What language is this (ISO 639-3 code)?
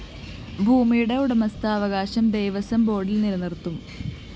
mal